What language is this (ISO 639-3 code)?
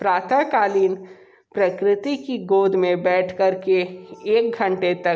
hin